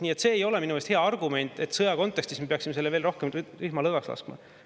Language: Estonian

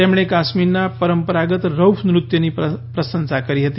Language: Gujarati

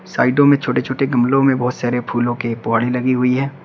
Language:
Hindi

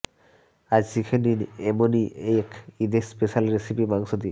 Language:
Bangla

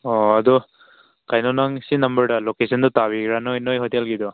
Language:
Manipuri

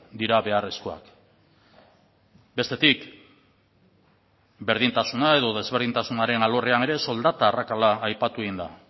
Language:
Basque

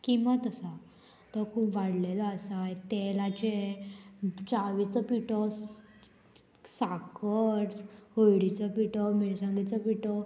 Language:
Konkani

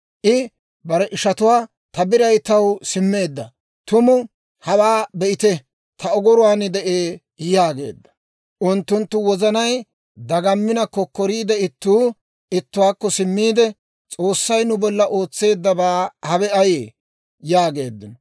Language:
Dawro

